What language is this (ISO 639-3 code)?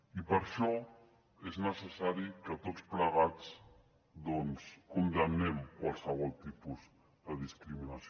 cat